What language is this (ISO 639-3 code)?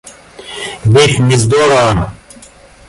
rus